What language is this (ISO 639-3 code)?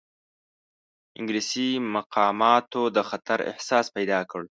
pus